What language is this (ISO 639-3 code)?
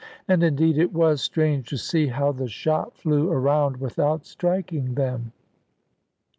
eng